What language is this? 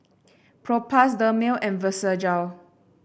English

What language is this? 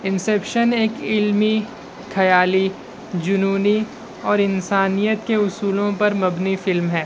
Urdu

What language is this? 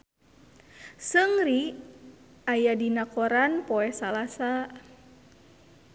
Sundanese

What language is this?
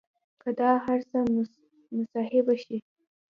Pashto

